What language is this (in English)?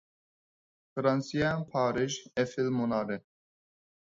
Uyghur